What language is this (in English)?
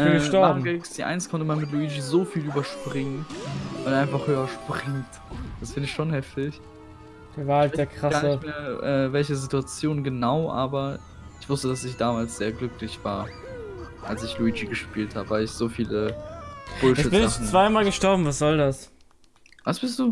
German